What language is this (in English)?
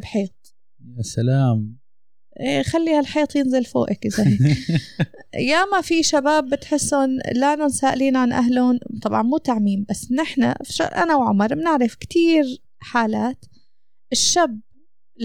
Arabic